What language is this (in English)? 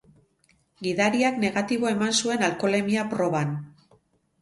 Basque